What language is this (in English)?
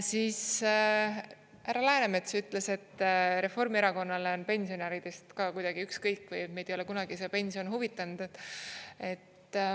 Estonian